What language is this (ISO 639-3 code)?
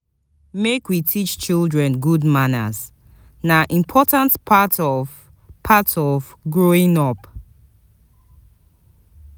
pcm